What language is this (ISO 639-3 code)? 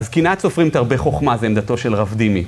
heb